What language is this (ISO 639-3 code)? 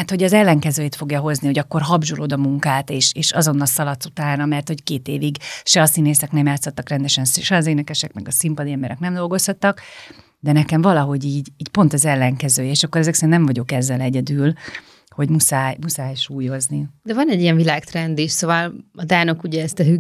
hun